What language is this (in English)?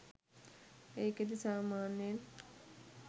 Sinhala